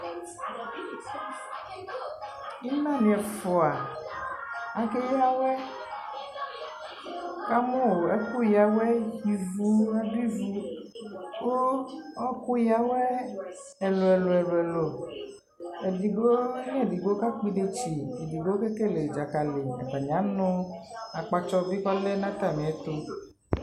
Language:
Ikposo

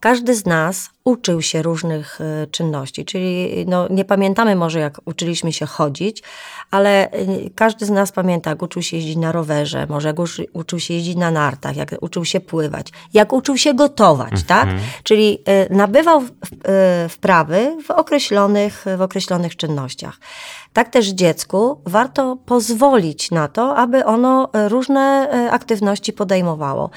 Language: Polish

